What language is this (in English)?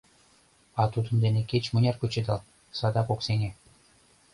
Mari